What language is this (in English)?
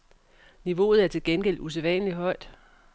Danish